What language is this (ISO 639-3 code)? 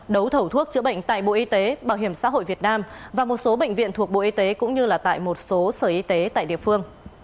vie